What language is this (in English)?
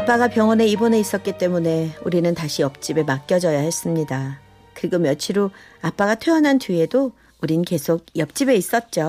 Korean